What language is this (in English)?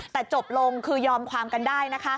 Thai